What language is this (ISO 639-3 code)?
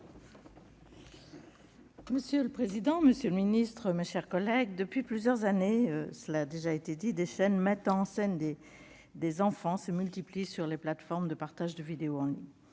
fra